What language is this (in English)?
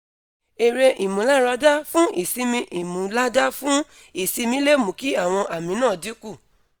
Yoruba